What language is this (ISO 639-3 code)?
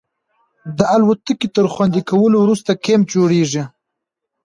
pus